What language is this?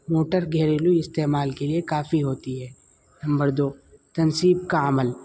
Urdu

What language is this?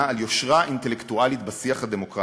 Hebrew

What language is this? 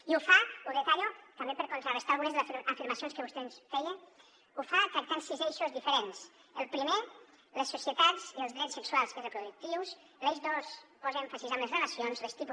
Catalan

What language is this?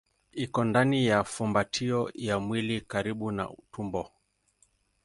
Swahili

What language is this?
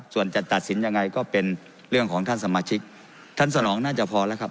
Thai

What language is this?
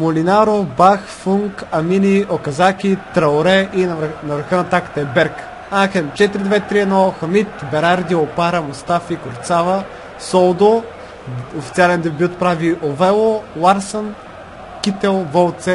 Bulgarian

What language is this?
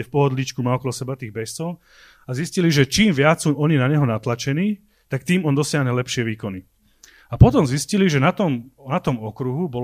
Slovak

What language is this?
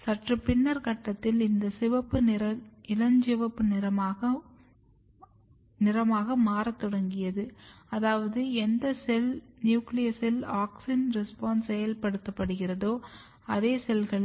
Tamil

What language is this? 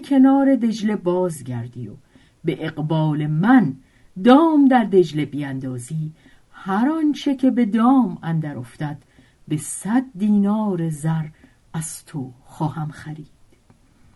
Persian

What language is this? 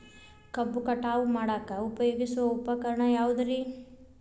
Kannada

